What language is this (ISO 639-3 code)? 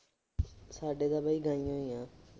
pan